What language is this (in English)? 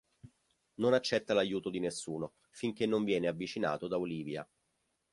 Italian